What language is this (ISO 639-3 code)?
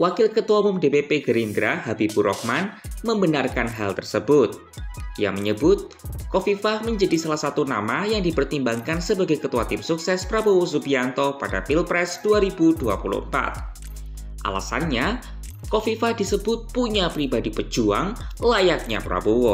ind